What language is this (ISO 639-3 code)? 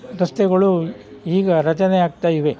kan